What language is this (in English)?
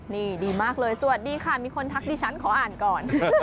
Thai